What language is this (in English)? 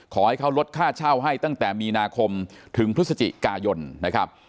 Thai